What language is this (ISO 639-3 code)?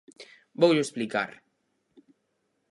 glg